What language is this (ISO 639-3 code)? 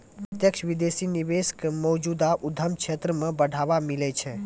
mai